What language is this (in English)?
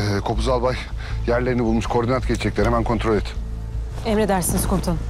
Turkish